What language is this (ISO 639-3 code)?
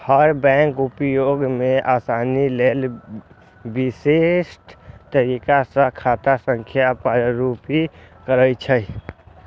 mai